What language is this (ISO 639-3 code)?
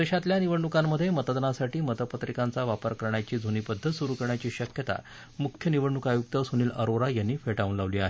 mar